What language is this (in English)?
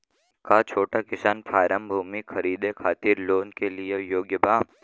Bhojpuri